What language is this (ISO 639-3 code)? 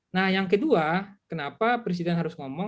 ind